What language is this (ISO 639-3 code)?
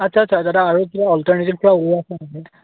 asm